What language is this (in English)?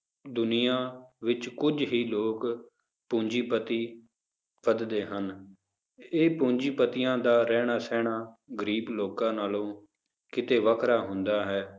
Punjabi